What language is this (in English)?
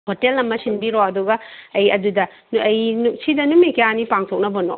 Manipuri